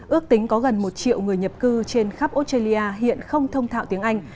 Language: Vietnamese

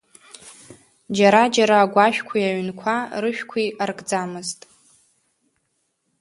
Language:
Abkhazian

